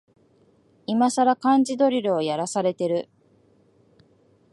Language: Japanese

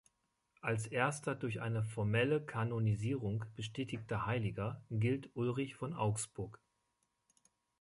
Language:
German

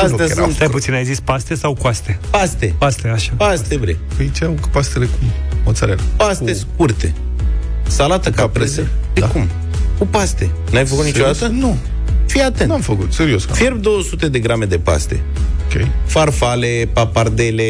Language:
Romanian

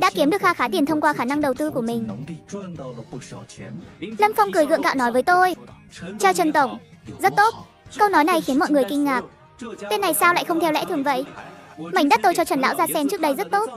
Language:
Vietnamese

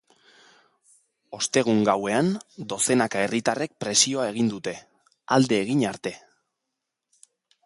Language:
Basque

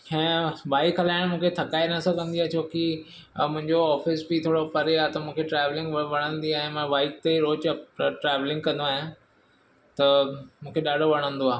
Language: Sindhi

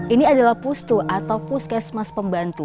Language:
Indonesian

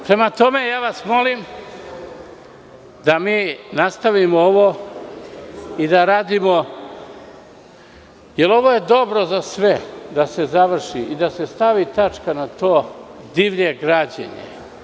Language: Serbian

